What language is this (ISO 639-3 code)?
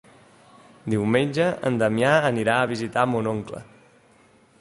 cat